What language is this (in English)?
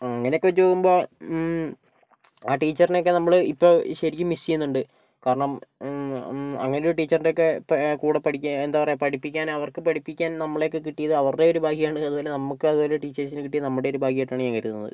Malayalam